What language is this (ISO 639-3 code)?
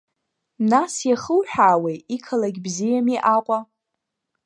abk